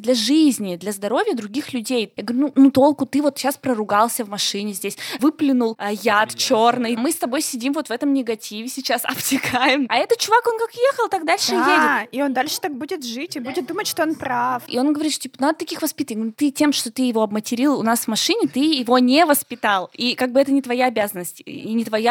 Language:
Russian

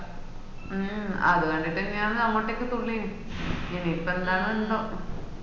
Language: Malayalam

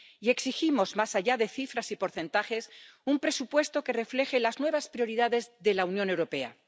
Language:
Spanish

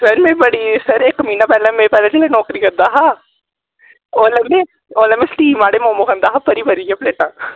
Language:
Dogri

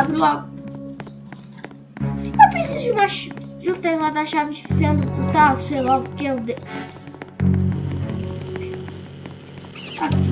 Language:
Portuguese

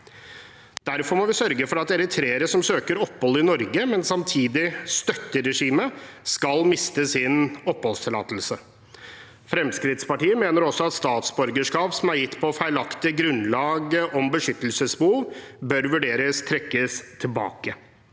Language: Norwegian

